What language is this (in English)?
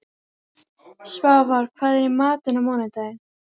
Icelandic